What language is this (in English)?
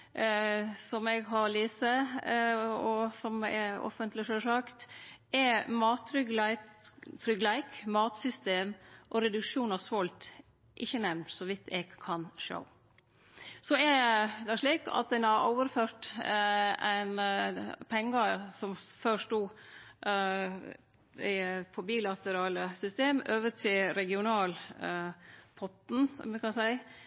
Norwegian Nynorsk